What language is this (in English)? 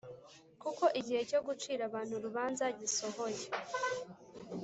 Kinyarwanda